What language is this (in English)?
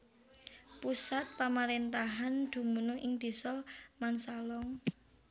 Javanese